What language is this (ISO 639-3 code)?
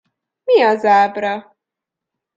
hun